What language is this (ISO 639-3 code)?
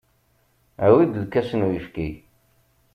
kab